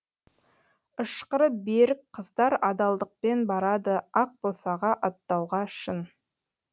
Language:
Kazakh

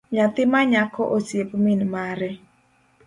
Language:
Luo (Kenya and Tanzania)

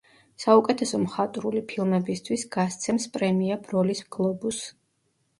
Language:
Georgian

